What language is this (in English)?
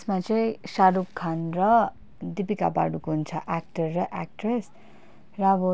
Nepali